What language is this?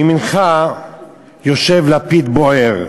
Hebrew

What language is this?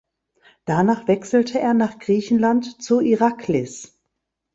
German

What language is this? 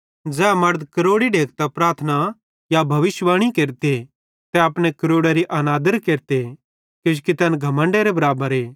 Bhadrawahi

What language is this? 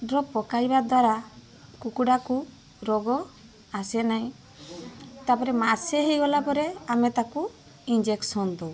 Odia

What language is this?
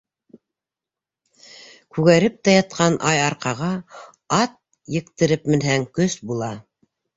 Bashkir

